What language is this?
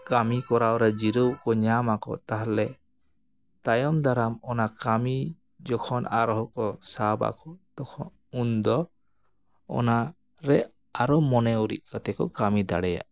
Santali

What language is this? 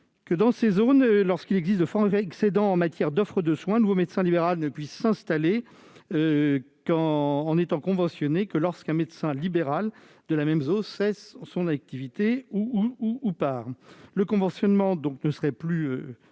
French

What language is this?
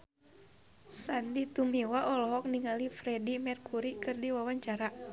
Sundanese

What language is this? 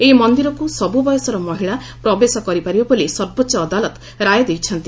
Odia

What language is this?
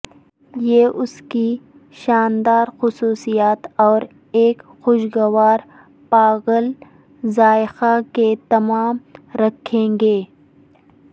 Urdu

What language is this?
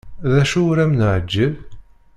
Kabyle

